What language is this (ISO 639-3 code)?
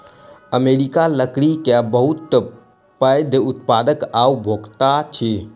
mai